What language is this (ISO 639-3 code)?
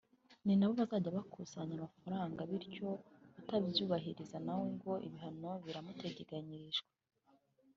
kin